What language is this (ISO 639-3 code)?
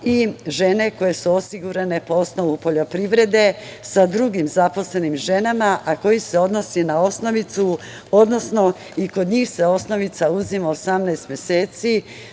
srp